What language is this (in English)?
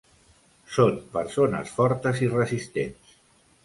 Catalan